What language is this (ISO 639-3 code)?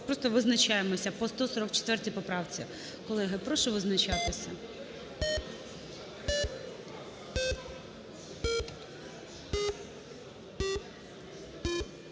ukr